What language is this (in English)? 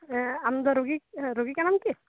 Santali